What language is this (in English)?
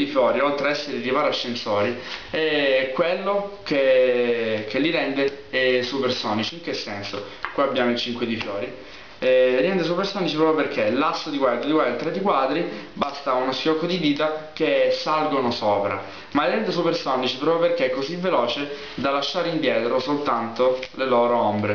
Italian